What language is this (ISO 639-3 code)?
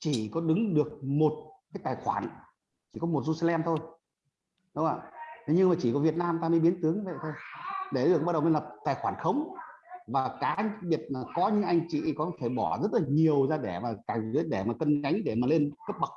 vie